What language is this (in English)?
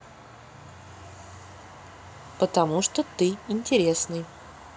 Russian